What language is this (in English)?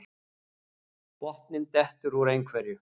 Icelandic